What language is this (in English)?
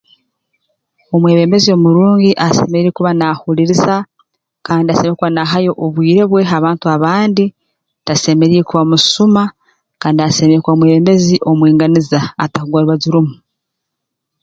Tooro